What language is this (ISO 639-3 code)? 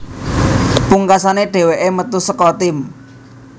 jav